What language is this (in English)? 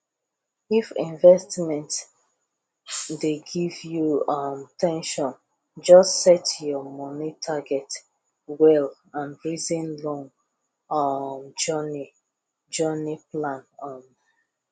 Nigerian Pidgin